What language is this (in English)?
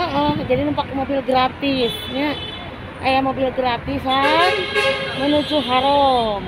Indonesian